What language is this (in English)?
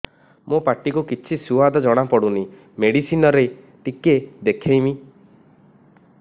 Odia